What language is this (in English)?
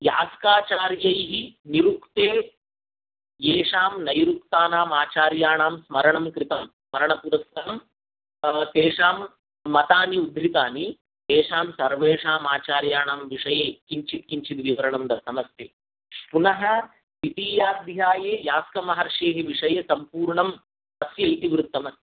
Sanskrit